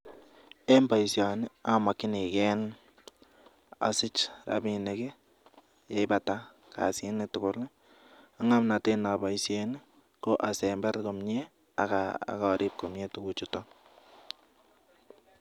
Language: Kalenjin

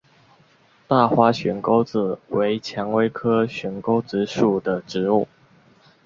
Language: Chinese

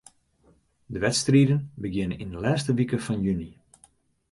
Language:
Western Frisian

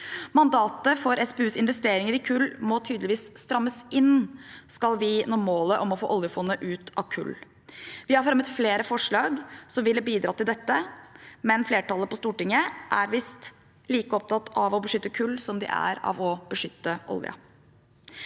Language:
Norwegian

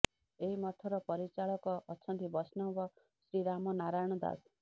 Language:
Odia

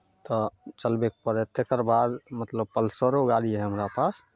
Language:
Maithili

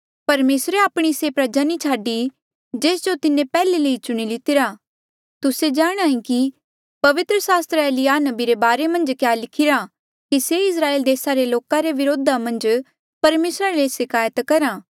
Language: Mandeali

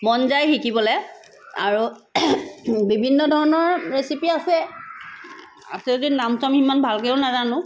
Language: Assamese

